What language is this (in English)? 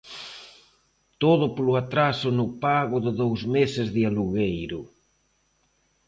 Galician